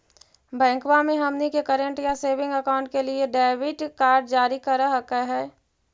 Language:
Magahi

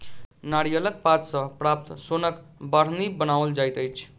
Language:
Maithili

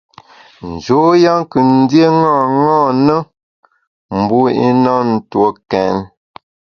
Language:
Bamun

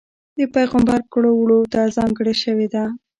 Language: Pashto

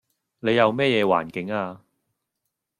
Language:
Cantonese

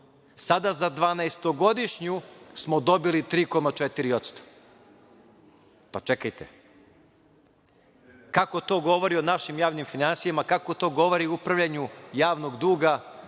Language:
Serbian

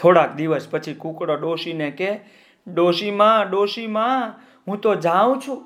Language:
Gujarati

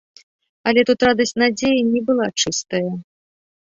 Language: Belarusian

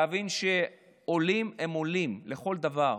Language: Hebrew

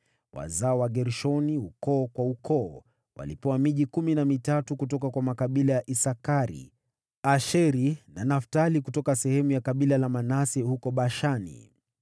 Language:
Swahili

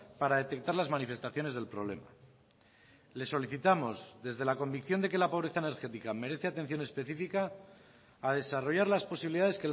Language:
Spanish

